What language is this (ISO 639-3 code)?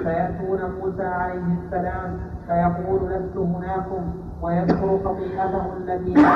ara